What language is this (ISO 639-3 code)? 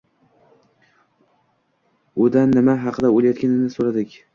uzb